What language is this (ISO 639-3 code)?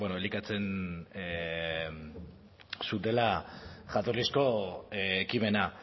eus